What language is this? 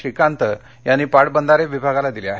Marathi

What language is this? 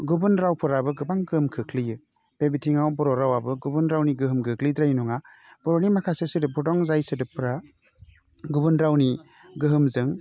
Bodo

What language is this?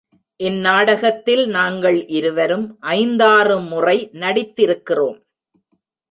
Tamil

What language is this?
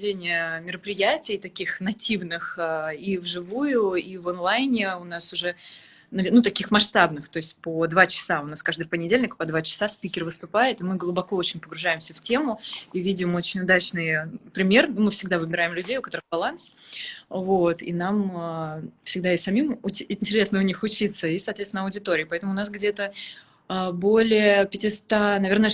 Russian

